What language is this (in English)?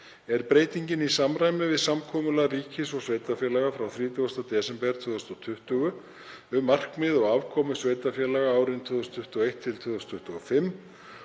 Icelandic